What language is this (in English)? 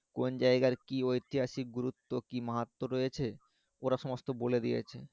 Bangla